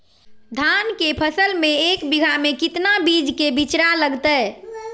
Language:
Magahi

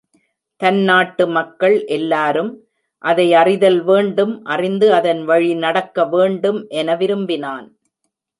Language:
Tamil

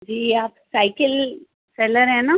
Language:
Urdu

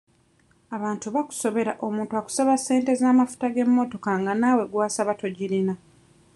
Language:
Ganda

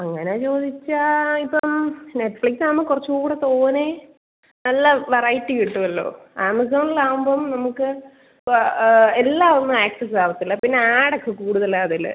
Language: Malayalam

